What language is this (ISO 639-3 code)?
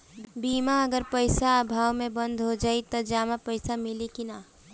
bho